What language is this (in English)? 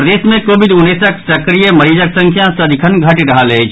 Maithili